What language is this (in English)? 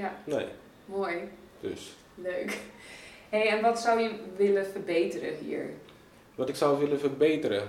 Dutch